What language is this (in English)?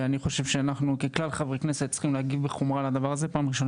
Hebrew